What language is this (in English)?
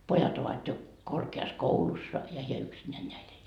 Finnish